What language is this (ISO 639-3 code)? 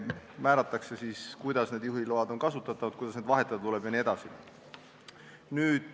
est